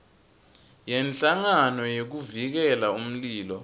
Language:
Swati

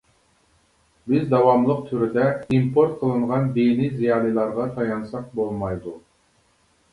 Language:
Uyghur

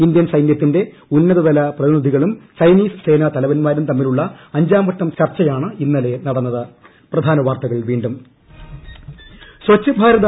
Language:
Malayalam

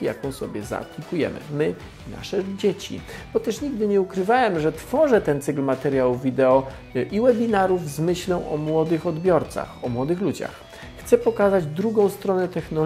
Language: Polish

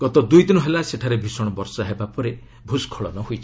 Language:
Odia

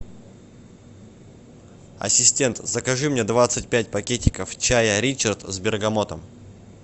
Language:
Russian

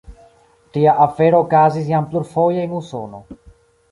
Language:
Esperanto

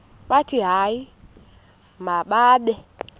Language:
Xhosa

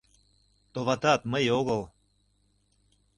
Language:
Mari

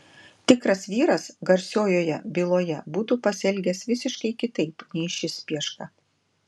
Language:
Lithuanian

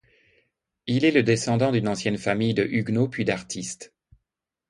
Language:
French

